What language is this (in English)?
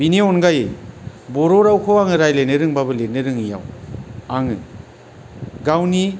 Bodo